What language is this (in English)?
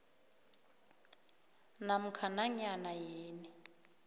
South Ndebele